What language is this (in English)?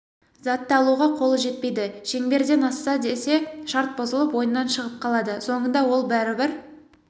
Kazakh